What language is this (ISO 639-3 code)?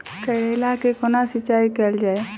mai